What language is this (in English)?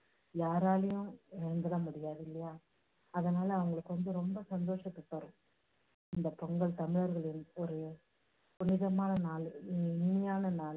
Tamil